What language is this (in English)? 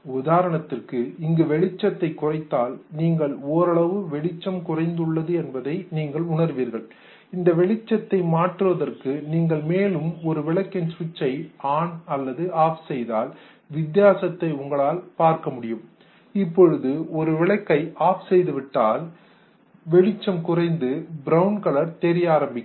Tamil